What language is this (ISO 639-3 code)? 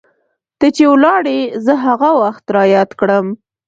pus